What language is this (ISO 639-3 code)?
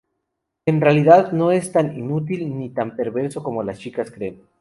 spa